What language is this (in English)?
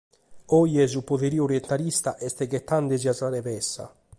Sardinian